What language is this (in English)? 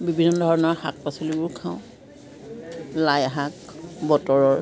Assamese